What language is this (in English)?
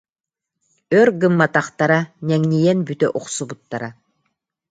Yakut